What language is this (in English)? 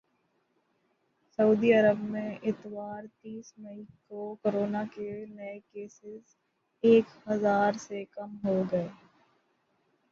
Urdu